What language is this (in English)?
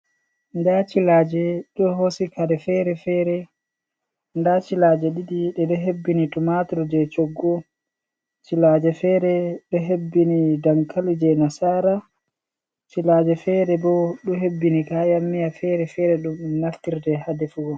Fula